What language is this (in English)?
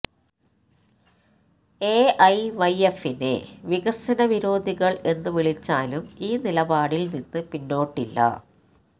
Malayalam